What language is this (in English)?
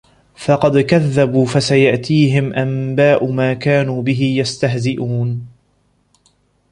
Arabic